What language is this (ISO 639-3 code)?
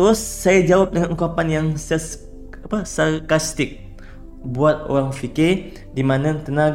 msa